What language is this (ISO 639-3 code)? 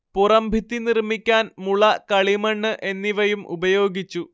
mal